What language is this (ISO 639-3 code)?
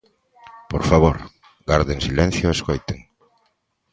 glg